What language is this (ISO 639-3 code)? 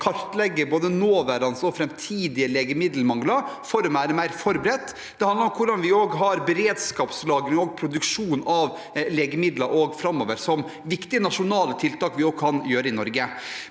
nor